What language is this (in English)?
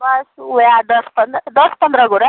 Maithili